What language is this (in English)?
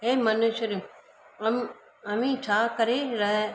Sindhi